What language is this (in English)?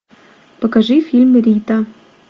Russian